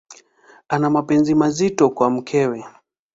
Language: Swahili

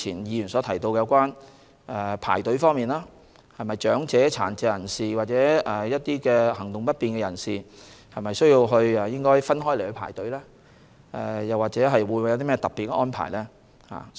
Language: Cantonese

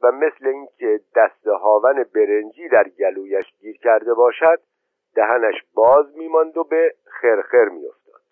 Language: Persian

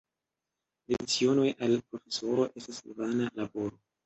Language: Esperanto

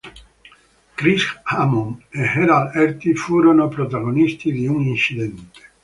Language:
Italian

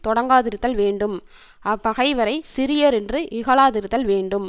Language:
Tamil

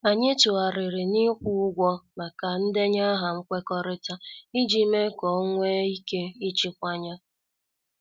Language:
Igbo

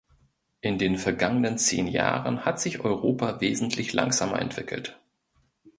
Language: German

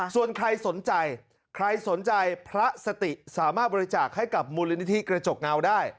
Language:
Thai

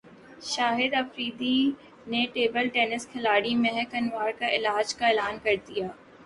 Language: Urdu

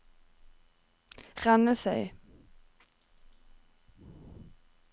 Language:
Norwegian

